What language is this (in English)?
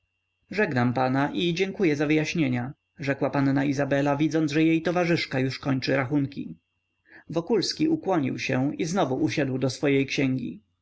Polish